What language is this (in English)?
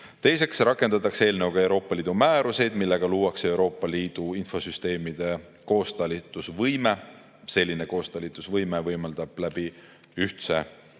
Estonian